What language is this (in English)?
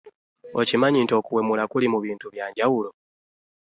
Ganda